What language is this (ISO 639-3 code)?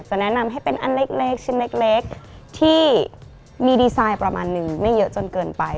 tha